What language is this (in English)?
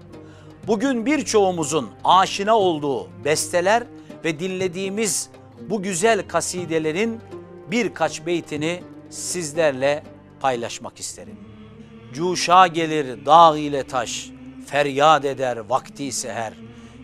Turkish